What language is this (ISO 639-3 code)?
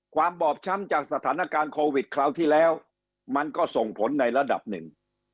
tha